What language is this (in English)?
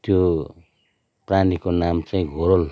Nepali